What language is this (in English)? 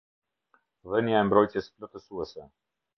Albanian